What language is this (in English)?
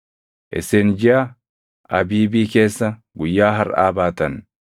Oromo